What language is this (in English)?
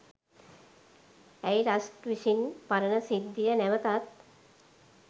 Sinhala